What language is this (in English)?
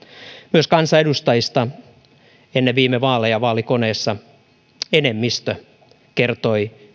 Finnish